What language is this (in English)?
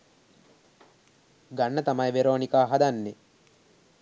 Sinhala